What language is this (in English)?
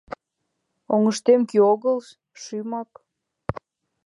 Mari